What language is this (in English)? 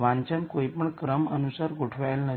Gujarati